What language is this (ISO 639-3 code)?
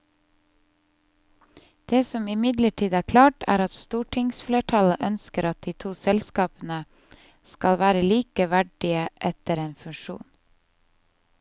nor